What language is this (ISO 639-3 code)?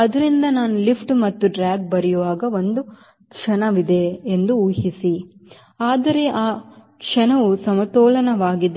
kan